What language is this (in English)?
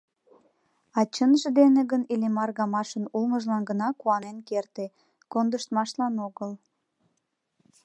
Mari